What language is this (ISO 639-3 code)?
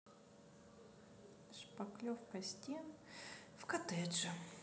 rus